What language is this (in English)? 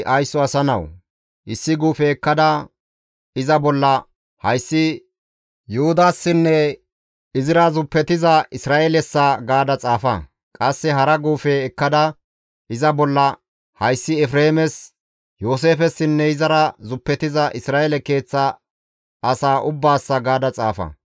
Gamo